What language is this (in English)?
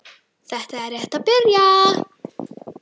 Icelandic